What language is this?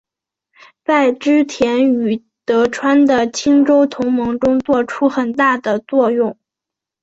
Chinese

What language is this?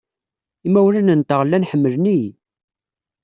Kabyle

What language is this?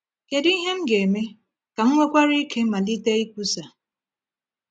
Igbo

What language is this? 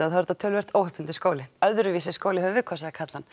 Icelandic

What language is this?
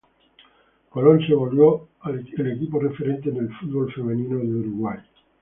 Spanish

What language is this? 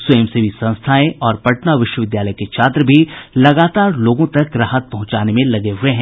Hindi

